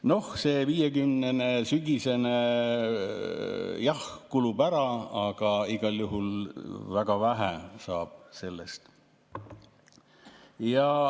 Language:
Estonian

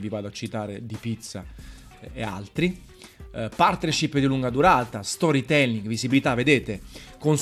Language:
Italian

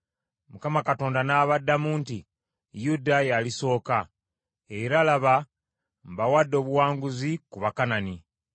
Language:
Ganda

